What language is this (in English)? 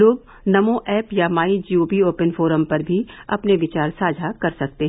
Hindi